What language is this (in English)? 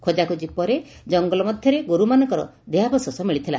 Odia